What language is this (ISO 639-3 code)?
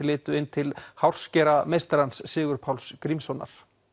isl